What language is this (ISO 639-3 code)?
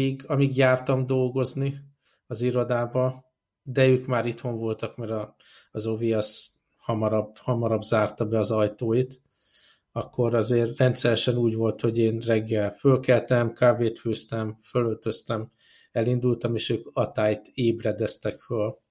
hun